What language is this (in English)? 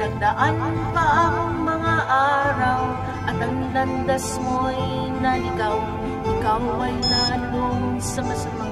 Filipino